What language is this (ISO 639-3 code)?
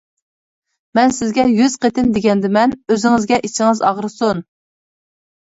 uig